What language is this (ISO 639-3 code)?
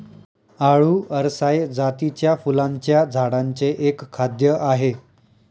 mar